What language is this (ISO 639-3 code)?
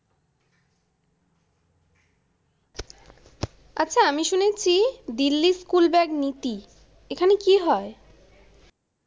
ben